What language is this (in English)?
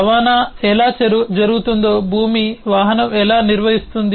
Telugu